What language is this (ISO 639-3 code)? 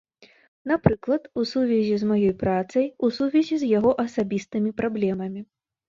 bel